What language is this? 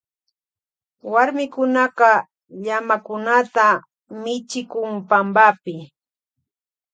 Loja Highland Quichua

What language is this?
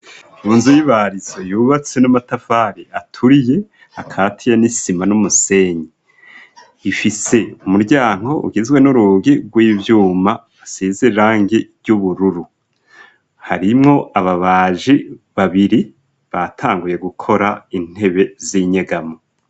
Rundi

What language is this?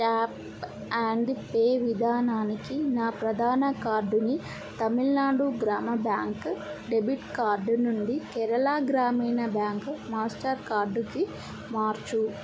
Telugu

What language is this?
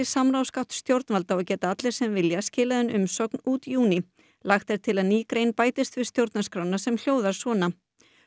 Icelandic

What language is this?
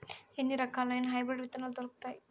Telugu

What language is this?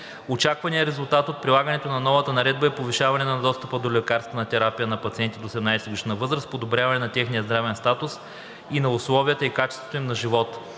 Bulgarian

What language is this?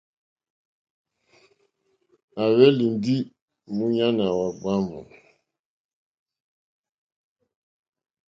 Mokpwe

